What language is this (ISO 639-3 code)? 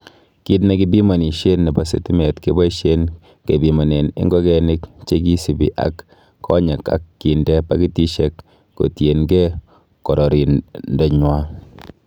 kln